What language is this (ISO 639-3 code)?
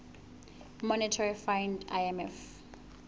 sot